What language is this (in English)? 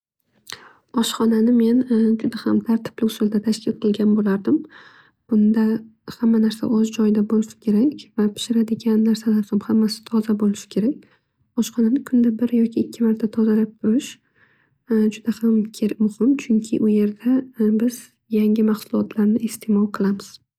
Uzbek